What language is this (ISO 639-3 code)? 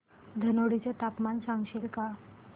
mar